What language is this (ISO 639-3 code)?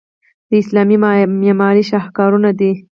pus